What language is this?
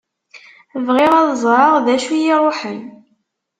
Kabyle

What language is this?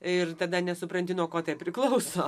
Lithuanian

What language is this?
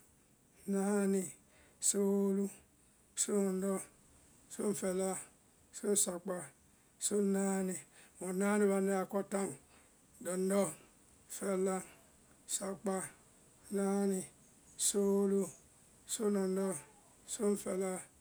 Vai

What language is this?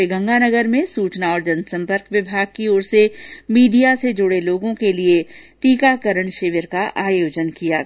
Hindi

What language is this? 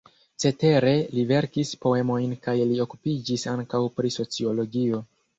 Esperanto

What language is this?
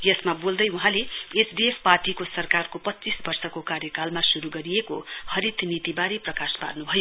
Nepali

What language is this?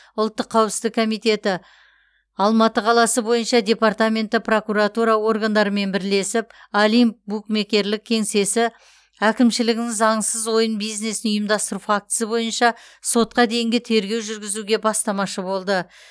Kazakh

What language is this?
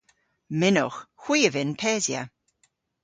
Cornish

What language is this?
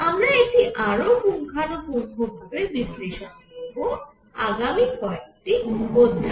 Bangla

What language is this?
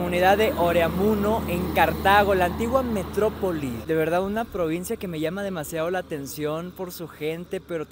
Spanish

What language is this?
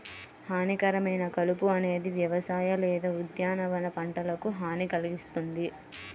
Telugu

